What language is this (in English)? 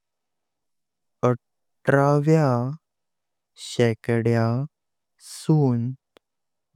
Konkani